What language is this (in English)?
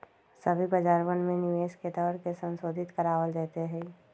Magahi